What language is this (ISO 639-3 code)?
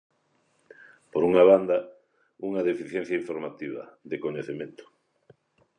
glg